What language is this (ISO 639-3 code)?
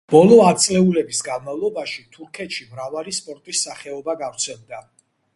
kat